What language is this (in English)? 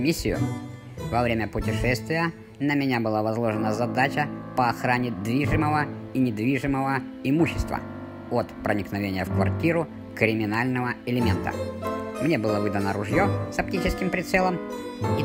Russian